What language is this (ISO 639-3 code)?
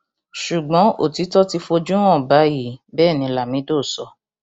yor